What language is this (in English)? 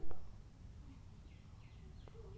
Bangla